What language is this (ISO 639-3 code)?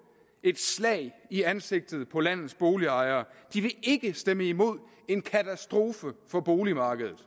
dan